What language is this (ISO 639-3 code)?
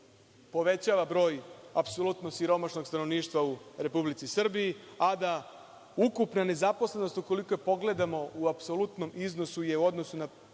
srp